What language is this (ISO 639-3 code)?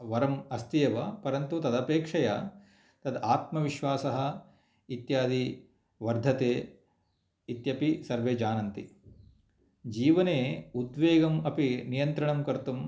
san